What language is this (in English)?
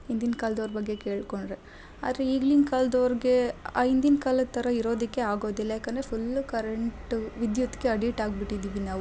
Kannada